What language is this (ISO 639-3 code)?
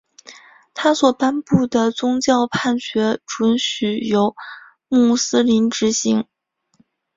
zho